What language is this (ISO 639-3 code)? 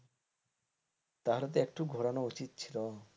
ben